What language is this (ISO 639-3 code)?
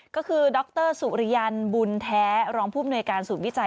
tha